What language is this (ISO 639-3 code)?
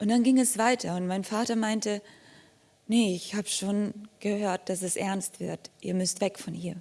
deu